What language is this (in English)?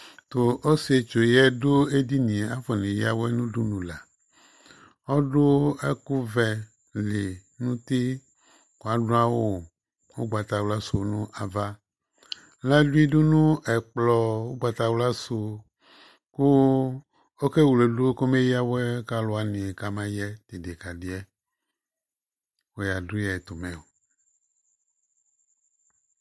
Ikposo